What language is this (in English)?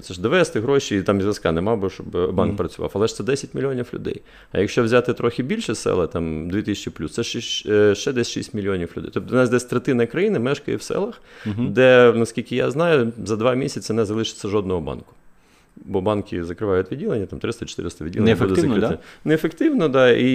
Ukrainian